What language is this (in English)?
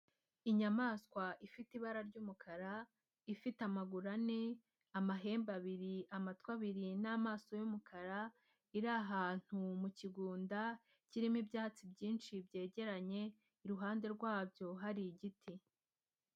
Kinyarwanda